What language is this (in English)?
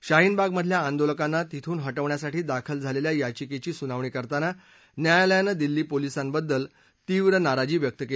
Marathi